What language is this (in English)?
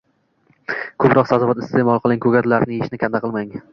Uzbek